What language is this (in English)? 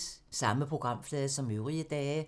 Danish